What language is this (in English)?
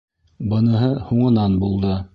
Bashkir